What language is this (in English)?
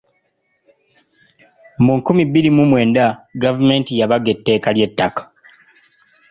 Ganda